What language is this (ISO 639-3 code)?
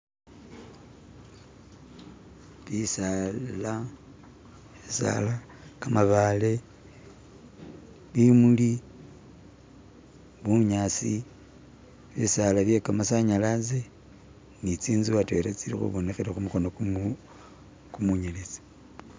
myx